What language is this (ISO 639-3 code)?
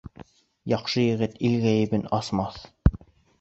bak